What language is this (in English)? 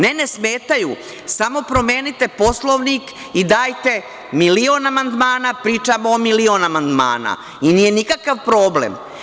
Serbian